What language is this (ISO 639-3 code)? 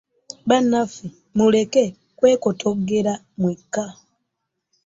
lug